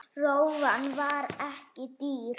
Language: Icelandic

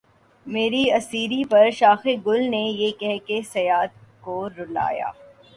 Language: Urdu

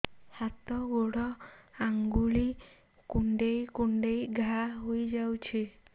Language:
Odia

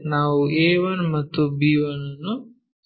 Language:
Kannada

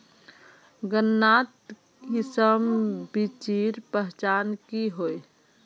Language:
Magahi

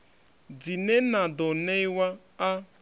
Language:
Venda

